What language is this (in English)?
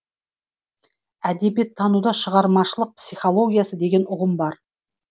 Kazakh